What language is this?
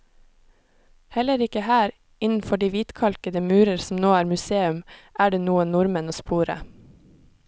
Norwegian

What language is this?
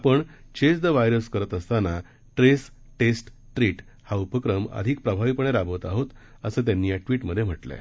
Marathi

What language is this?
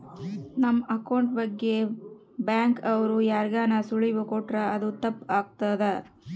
Kannada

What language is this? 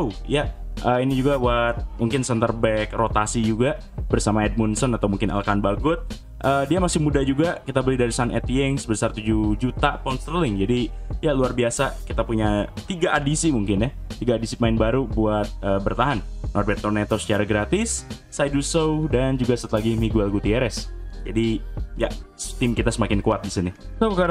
Indonesian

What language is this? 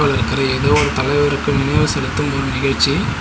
Tamil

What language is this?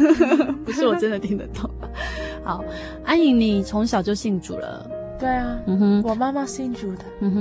Chinese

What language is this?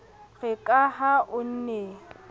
Southern Sotho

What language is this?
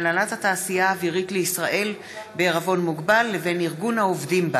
Hebrew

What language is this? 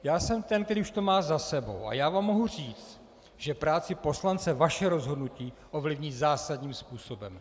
Czech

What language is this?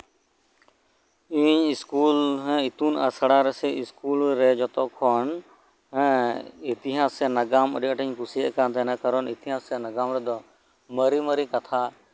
Santali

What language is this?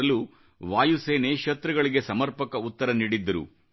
Kannada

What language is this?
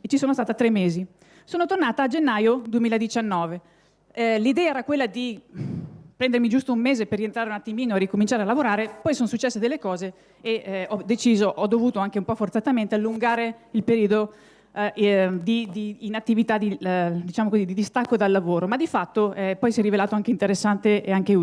Italian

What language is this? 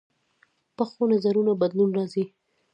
Pashto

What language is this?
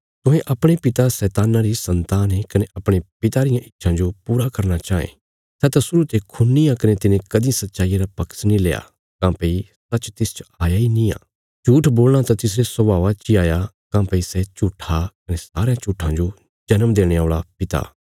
Bilaspuri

